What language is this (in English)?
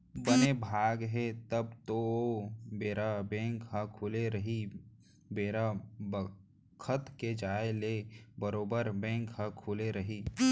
Chhattisgarhi